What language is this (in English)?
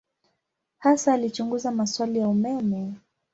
Swahili